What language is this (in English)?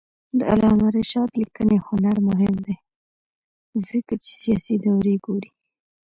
Pashto